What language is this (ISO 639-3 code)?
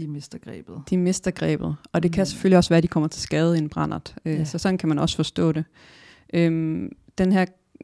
dan